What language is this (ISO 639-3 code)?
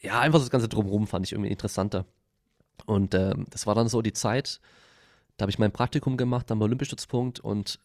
deu